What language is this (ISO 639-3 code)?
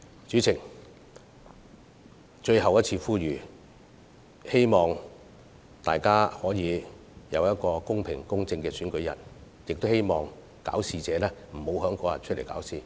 yue